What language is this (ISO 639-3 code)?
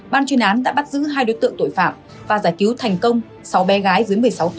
vie